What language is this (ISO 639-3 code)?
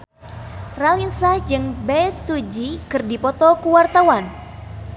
sun